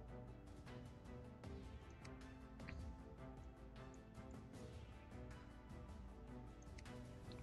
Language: Turkish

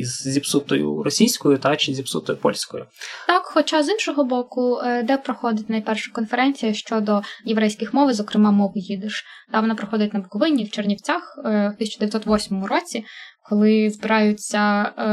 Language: Ukrainian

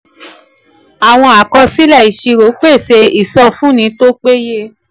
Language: Yoruba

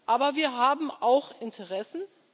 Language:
German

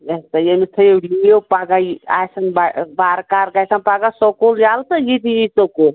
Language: Kashmiri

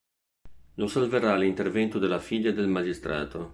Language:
Italian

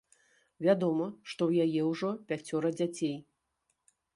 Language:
Belarusian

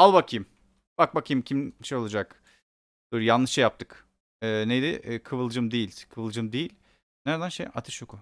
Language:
Turkish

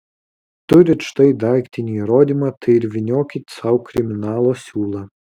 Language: Lithuanian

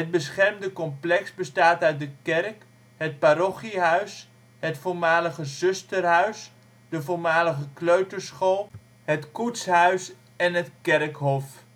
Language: Dutch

